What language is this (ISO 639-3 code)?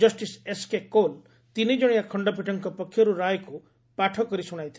ori